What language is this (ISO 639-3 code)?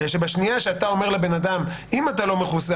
heb